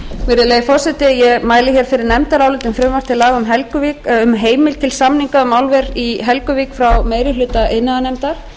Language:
Icelandic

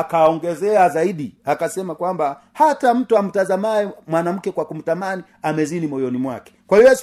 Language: Swahili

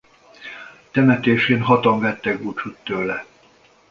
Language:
Hungarian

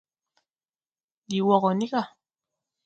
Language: Tupuri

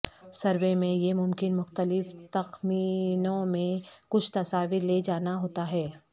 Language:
Urdu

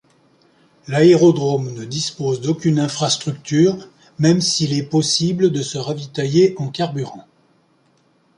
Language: French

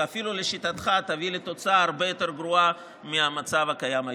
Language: Hebrew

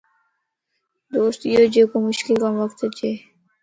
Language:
Lasi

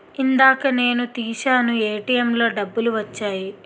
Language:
Telugu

